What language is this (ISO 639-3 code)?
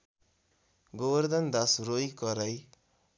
nep